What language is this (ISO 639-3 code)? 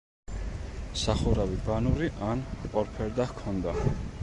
kat